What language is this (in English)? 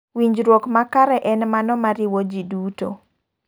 Luo (Kenya and Tanzania)